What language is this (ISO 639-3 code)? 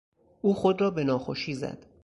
fas